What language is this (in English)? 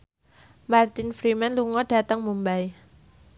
Javanese